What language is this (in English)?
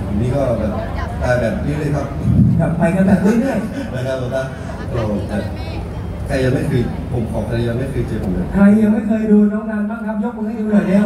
Thai